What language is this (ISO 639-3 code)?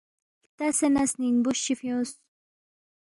bft